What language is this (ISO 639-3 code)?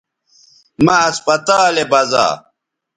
btv